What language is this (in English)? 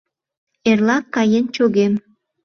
Mari